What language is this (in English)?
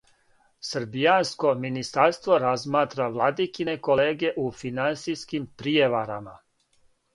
Serbian